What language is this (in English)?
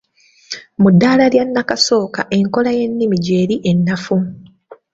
Ganda